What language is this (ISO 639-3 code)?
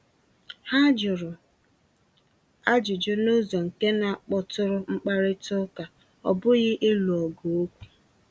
ibo